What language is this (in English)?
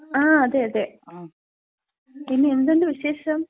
Malayalam